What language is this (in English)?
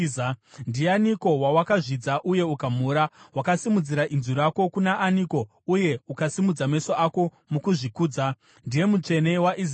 Shona